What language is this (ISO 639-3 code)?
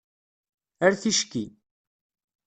kab